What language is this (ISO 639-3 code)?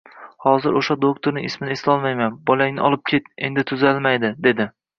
uzb